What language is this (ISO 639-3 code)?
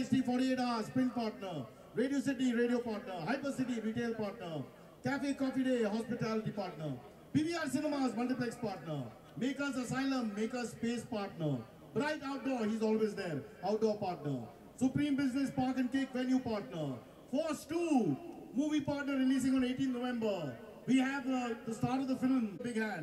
eng